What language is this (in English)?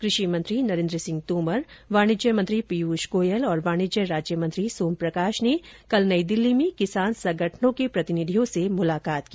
Hindi